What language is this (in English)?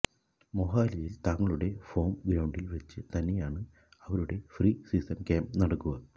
Malayalam